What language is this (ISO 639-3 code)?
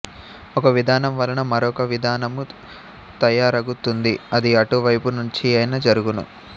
tel